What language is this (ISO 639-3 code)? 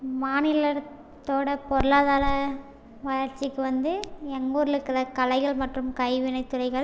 tam